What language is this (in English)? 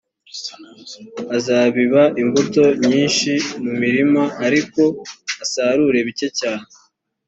Kinyarwanda